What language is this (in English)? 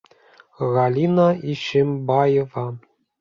Bashkir